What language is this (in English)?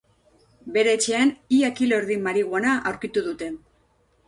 Basque